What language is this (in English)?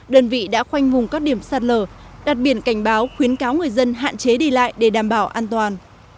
Vietnamese